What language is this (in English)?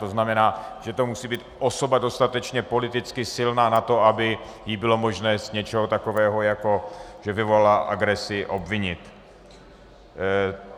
Czech